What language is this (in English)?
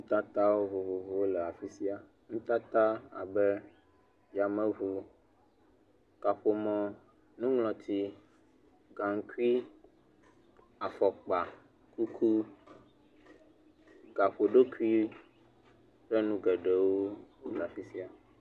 Ewe